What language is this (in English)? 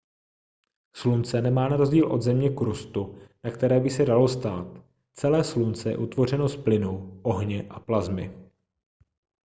Czech